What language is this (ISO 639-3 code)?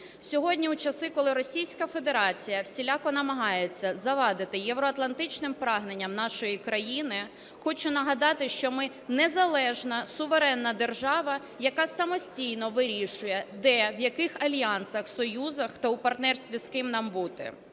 ukr